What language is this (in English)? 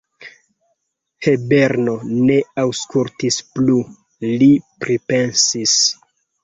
Esperanto